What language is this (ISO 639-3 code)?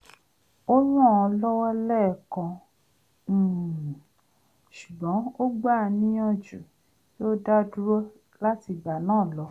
yor